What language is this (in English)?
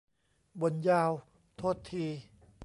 Thai